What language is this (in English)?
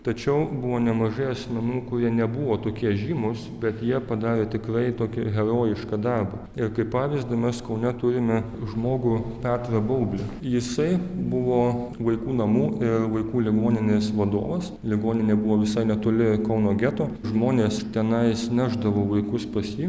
Lithuanian